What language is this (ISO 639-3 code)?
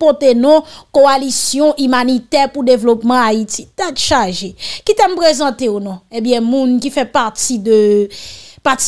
fra